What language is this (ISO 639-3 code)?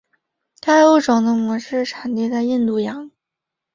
zho